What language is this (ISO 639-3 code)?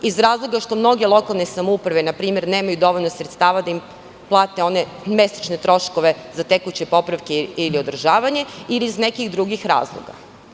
srp